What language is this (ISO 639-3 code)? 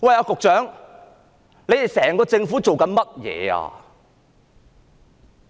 yue